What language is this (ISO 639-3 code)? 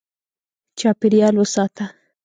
pus